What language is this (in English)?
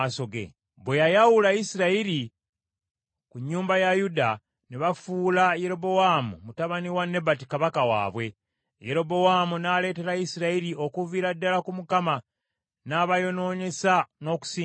Ganda